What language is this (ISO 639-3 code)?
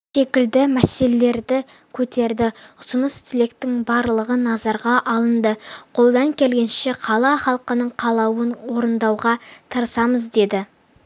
kaz